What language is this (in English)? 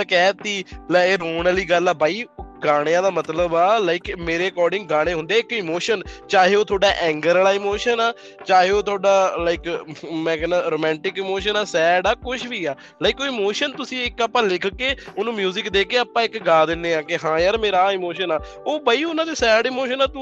Punjabi